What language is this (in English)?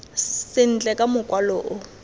Tswana